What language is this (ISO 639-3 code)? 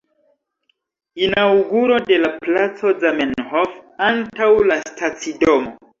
epo